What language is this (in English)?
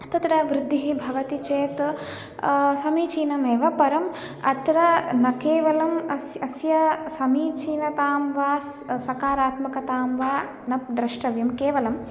Sanskrit